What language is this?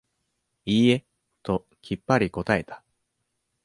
Japanese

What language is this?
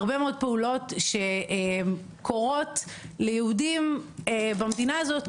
Hebrew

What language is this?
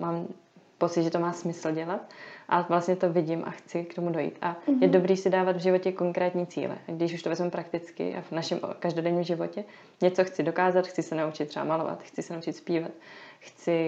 Czech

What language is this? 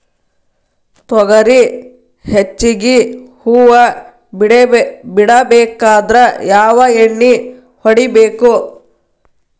Kannada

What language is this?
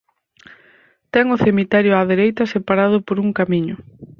Galician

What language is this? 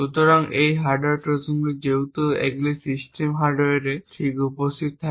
Bangla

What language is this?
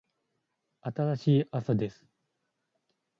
Japanese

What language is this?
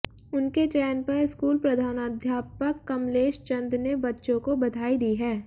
Hindi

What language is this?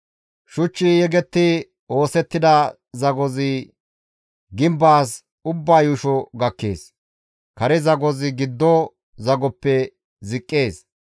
Gamo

